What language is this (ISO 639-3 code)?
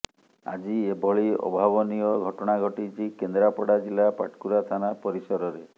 ori